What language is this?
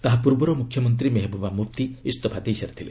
Odia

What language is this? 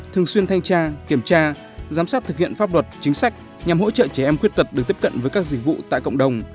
Vietnamese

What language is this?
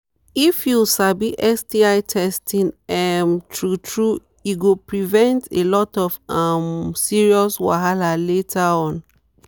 Nigerian Pidgin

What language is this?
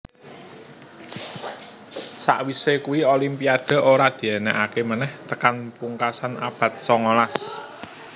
Javanese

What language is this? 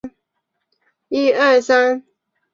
Chinese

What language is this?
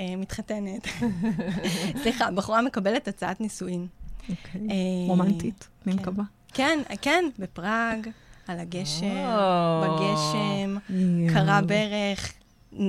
Hebrew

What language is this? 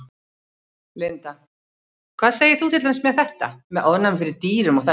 Icelandic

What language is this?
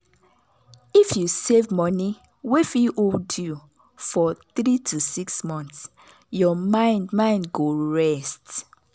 Nigerian Pidgin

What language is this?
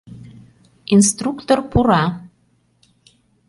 Mari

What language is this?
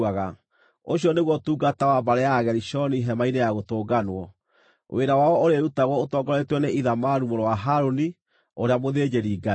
Kikuyu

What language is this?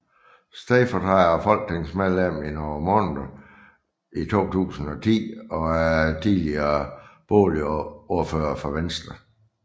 Danish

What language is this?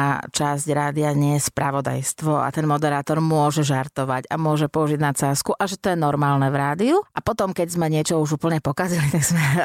Slovak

